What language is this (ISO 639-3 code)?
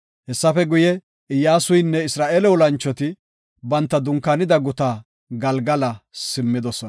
gof